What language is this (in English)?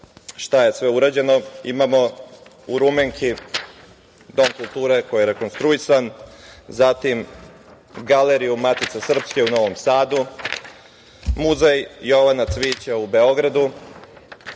Serbian